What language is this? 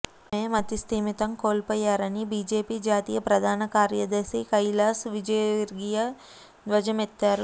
Telugu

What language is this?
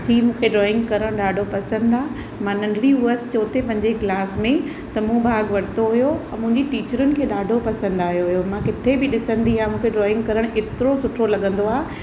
Sindhi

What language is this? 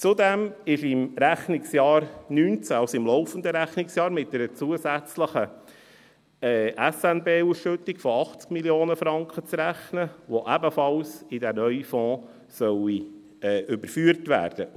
Swiss German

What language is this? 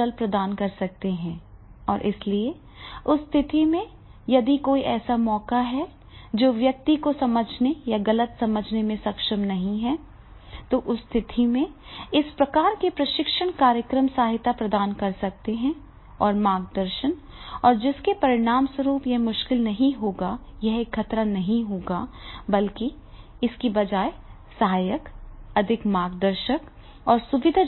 Hindi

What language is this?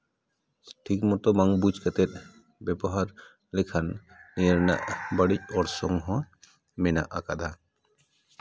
Santali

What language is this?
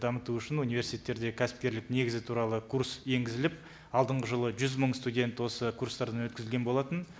Kazakh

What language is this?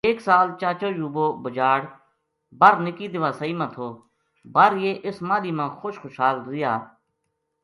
Gujari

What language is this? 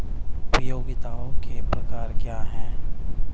Hindi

